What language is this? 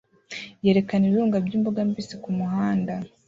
Kinyarwanda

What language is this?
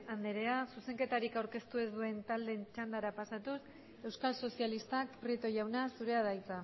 Basque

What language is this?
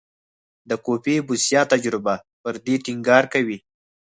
Pashto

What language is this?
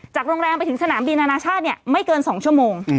Thai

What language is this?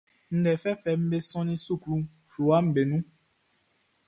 Baoulé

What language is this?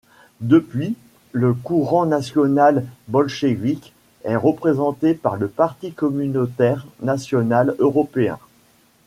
French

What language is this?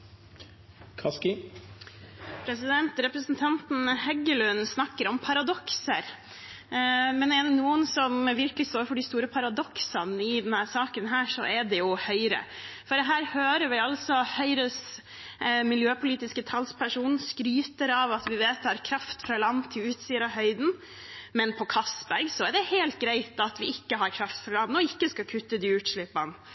Norwegian Bokmål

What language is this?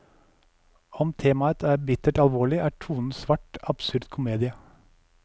Norwegian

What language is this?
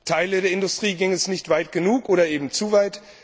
German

